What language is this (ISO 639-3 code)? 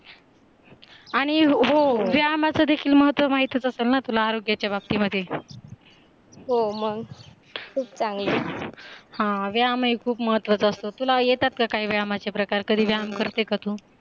mar